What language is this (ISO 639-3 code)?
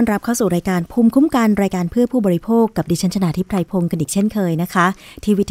tha